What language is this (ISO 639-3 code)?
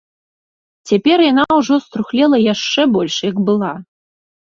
bel